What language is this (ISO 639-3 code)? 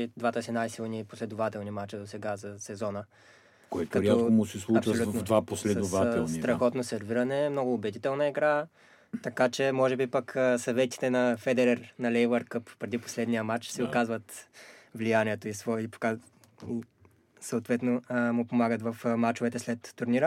bul